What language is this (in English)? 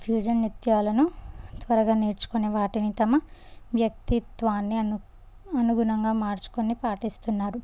Telugu